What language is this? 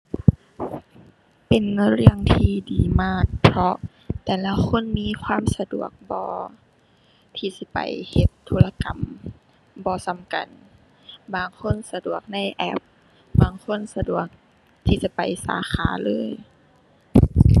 Thai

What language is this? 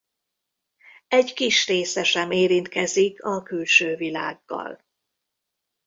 Hungarian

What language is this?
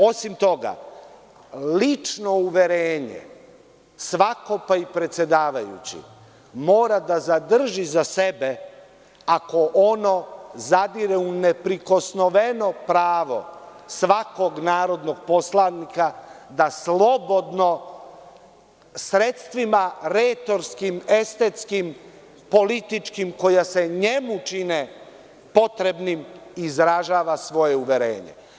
Serbian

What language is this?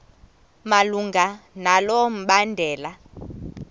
Xhosa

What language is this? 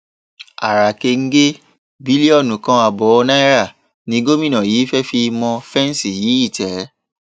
Yoruba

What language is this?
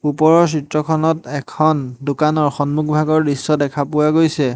Assamese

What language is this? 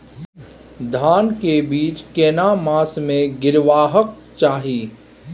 Maithili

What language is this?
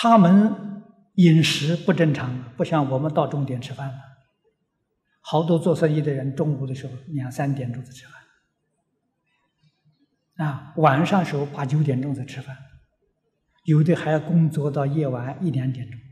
Chinese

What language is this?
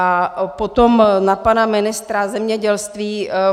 Czech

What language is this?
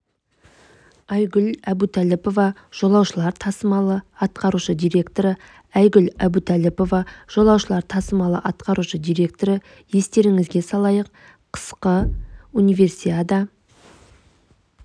Kazakh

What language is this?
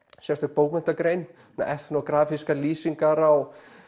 Icelandic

